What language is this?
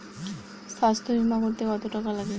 Bangla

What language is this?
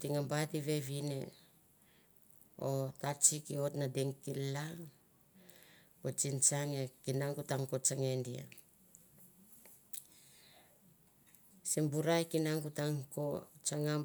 Mandara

